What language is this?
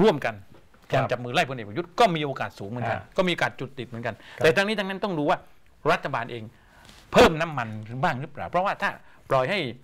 Thai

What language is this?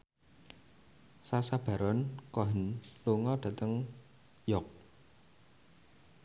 Javanese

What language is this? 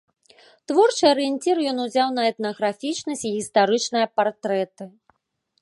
Belarusian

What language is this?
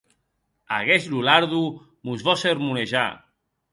Occitan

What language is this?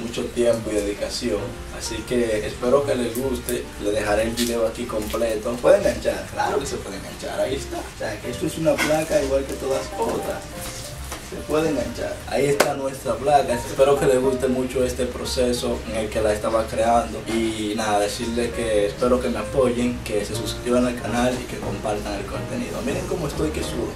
Spanish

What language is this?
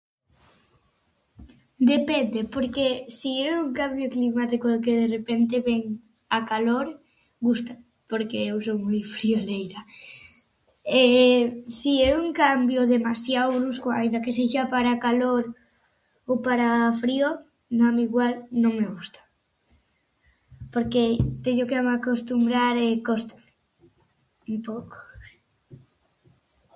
Galician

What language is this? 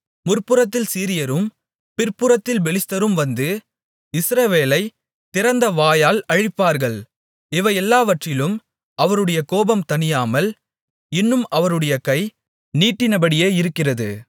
Tamil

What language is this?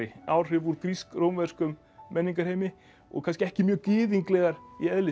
Icelandic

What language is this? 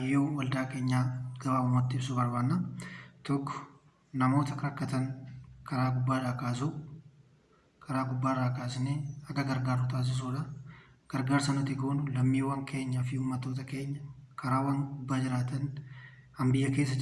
Oromo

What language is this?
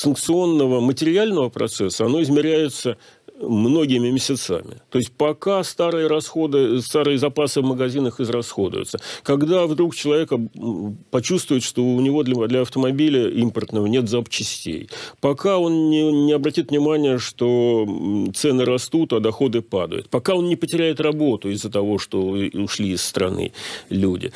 Russian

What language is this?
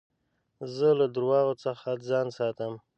Pashto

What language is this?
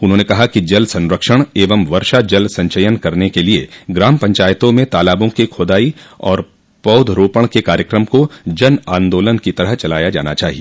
Hindi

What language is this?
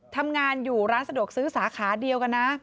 Thai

